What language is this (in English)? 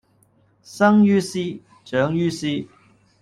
Cantonese